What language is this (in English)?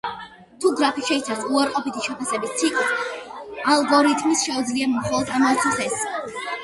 Georgian